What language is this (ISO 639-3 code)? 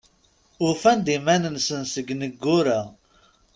kab